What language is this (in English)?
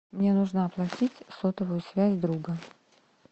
Russian